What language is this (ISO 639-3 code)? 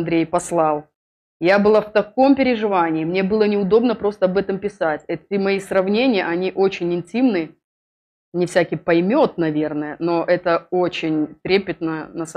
rus